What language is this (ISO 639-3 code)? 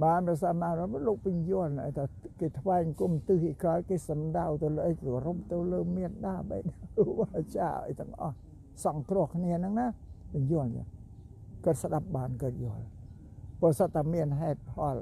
tha